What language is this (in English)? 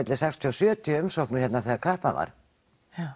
Icelandic